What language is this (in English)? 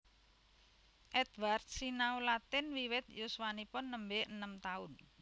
Javanese